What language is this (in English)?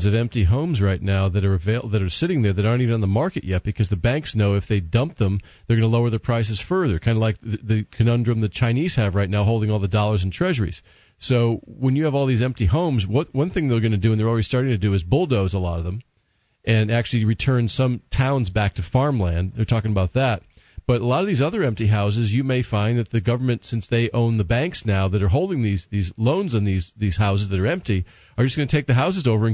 English